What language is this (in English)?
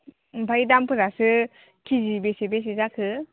Bodo